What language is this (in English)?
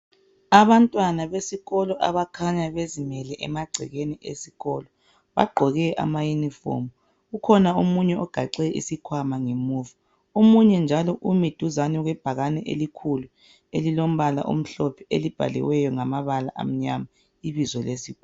North Ndebele